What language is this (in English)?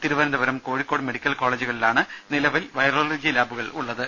Malayalam